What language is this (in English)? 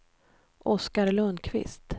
Swedish